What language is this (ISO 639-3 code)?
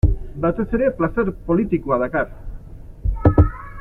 eus